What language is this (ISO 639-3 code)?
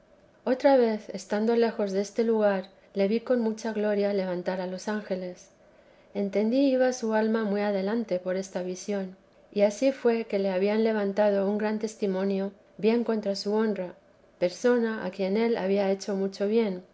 spa